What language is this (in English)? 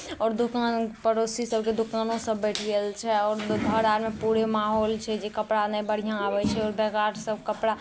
Maithili